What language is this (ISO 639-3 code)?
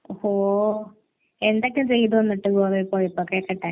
mal